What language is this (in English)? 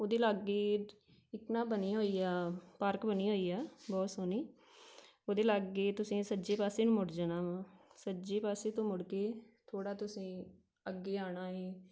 Punjabi